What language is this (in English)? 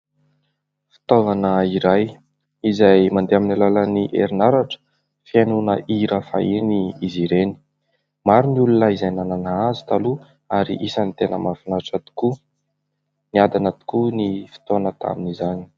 Malagasy